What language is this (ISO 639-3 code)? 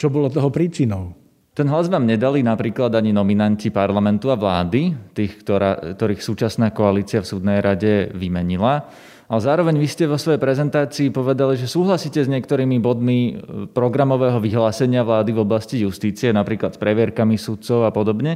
slk